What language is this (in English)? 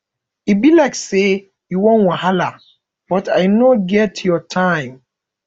Nigerian Pidgin